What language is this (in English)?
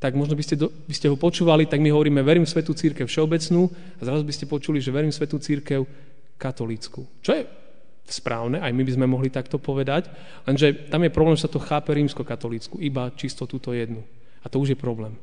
Slovak